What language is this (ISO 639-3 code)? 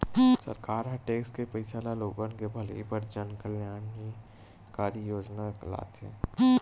hne